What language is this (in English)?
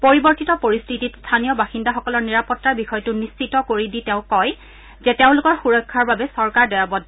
Assamese